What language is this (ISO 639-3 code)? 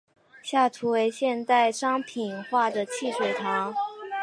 zho